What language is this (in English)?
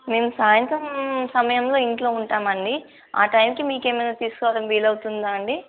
Telugu